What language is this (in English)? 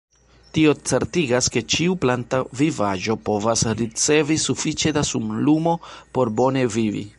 Esperanto